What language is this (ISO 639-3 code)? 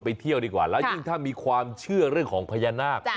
tha